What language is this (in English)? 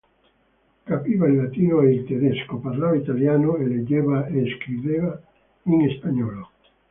Italian